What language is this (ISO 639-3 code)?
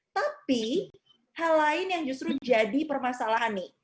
ind